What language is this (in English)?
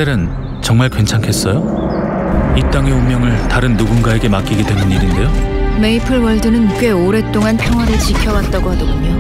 Korean